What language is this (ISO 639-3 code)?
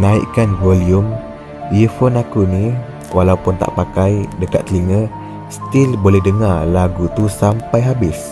msa